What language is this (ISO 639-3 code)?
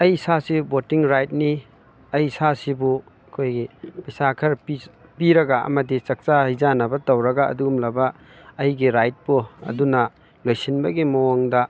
mni